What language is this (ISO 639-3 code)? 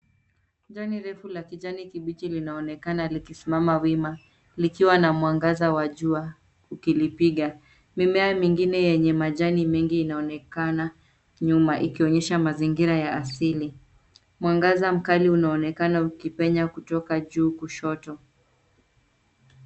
swa